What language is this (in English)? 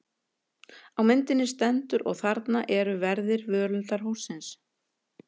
Icelandic